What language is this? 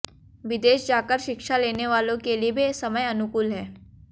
Hindi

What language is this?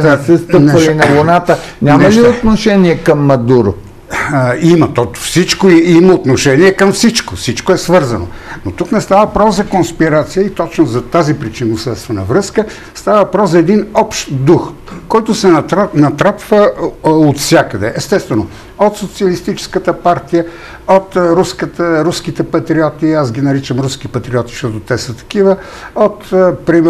Bulgarian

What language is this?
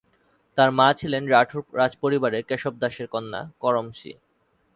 Bangla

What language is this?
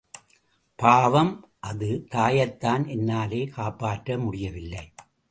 Tamil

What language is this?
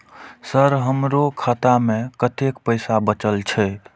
Maithili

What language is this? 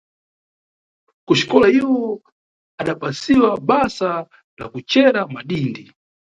Nyungwe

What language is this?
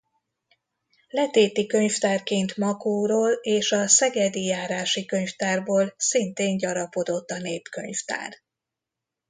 Hungarian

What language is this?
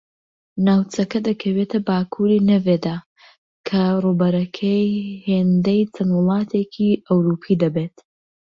Central Kurdish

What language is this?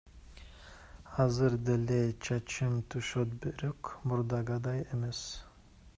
Kyrgyz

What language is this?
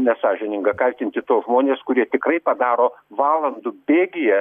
Lithuanian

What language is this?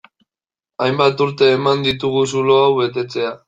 Basque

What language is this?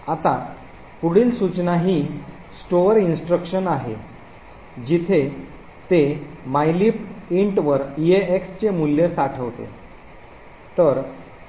Marathi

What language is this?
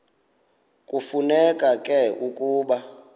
Xhosa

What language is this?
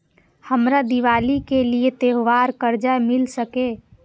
Maithili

